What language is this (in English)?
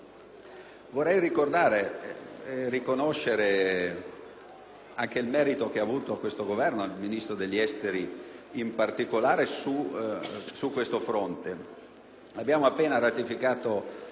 Italian